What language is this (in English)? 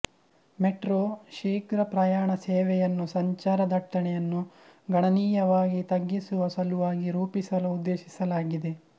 Kannada